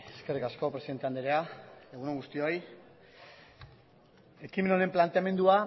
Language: Basque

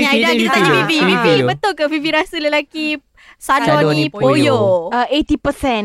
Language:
Malay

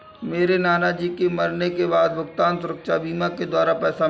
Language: Hindi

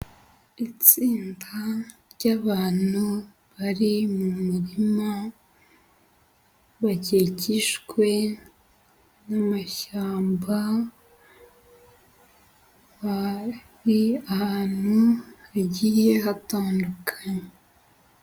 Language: Kinyarwanda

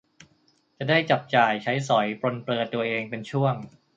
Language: Thai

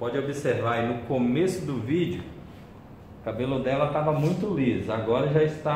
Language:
Portuguese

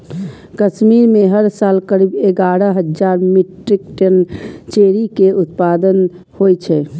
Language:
Maithili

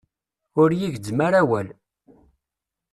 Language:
Kabyle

